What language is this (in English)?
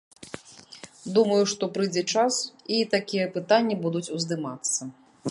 Belarusian